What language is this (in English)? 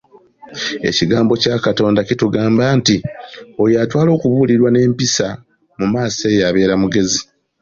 Ganda